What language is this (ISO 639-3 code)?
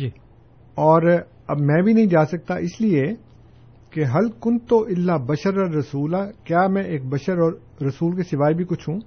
urd